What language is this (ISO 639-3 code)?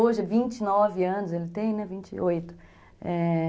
por